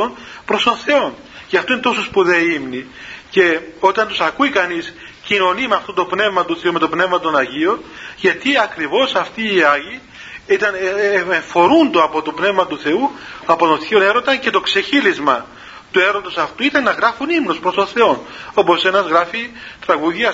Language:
Greek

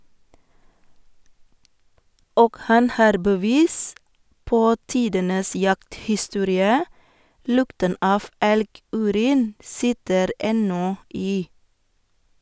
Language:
Norwegian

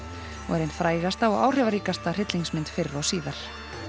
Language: Icelandic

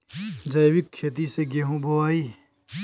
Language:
Bhojpuri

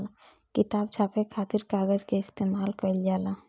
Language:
Bhojpuri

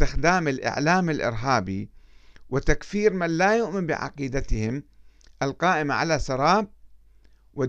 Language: Arabic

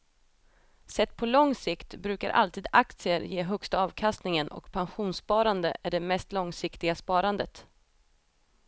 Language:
Swedish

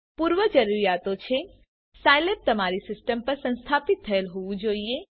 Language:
Gujarati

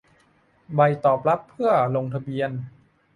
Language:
Thai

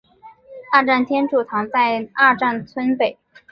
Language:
Chinese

